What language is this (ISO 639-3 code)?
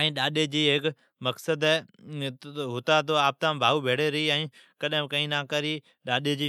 odk